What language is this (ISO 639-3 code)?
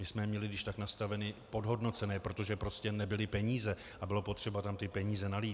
ces